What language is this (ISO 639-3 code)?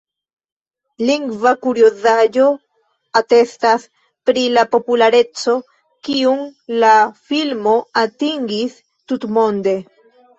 epo